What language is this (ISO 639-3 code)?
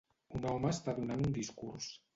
cat